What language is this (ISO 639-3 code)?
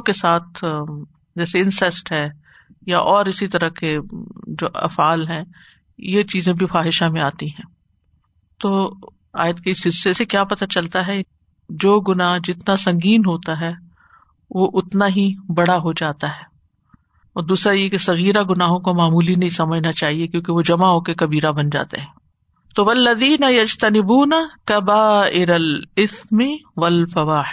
urd